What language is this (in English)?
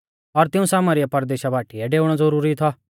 Mahasu Pahari